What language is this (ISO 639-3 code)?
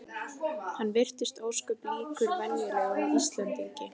isl